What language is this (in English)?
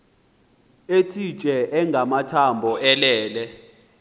Xhosa